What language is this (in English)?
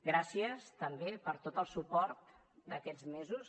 Catalan